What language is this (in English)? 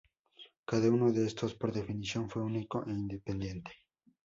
Spanish